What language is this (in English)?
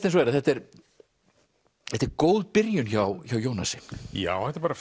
Icelandic